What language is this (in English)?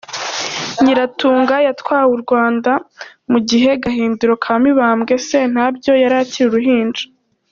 Kinyarwanda